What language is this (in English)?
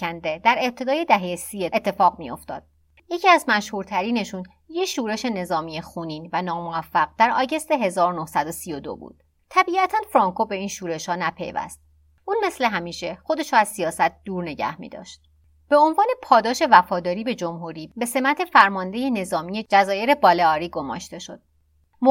Persian